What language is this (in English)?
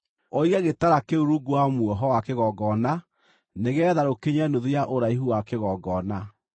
Kikuyu